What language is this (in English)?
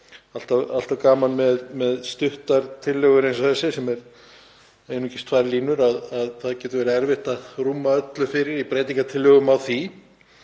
Icelandic